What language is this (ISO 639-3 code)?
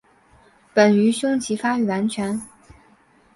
zho